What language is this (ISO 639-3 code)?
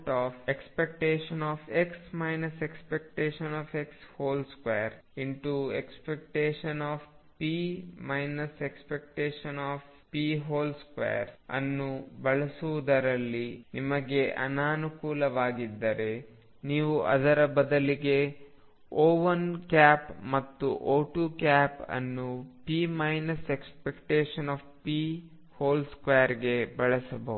kan